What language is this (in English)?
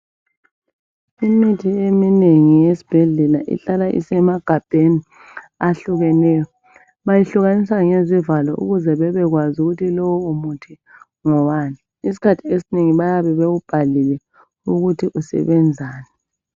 North Ndebele